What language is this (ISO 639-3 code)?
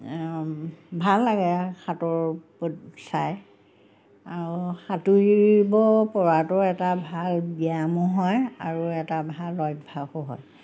asm